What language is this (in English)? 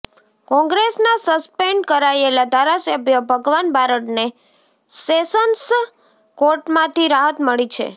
Gujarati